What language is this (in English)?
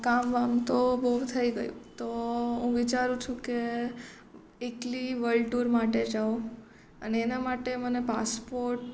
Gujarati